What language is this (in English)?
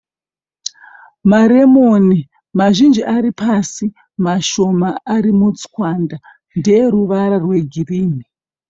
Shona